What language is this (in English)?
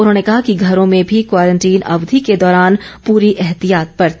Hindi